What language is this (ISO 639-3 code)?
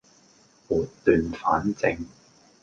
yue